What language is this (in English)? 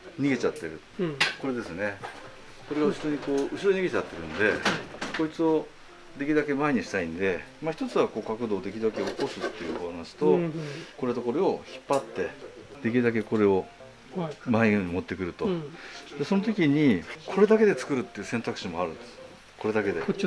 Japanese